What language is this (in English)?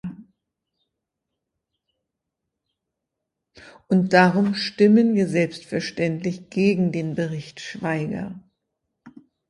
German